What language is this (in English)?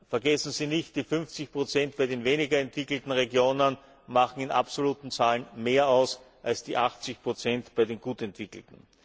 German